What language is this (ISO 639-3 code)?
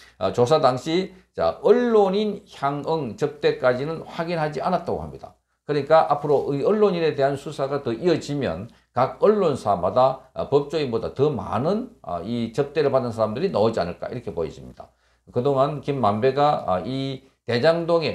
kor